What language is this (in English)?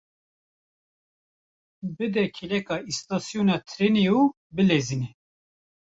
Kurdish